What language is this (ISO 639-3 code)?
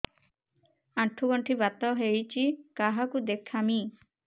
ori